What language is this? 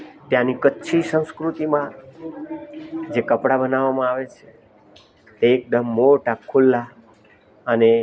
Gujarati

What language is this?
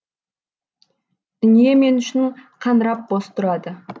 Kazakh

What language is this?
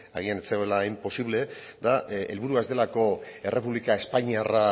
Basque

